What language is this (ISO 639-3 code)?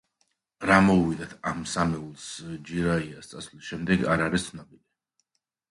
kat